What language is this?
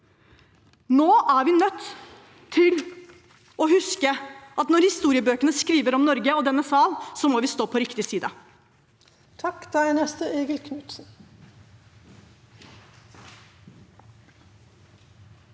Norwegian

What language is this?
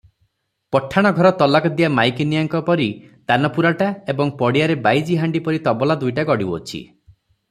Odia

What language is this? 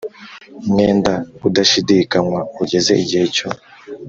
Kinyarwanda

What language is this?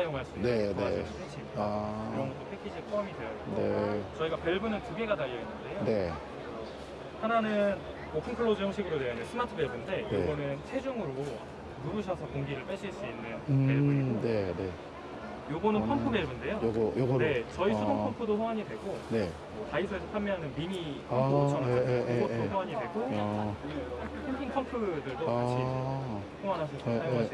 Korean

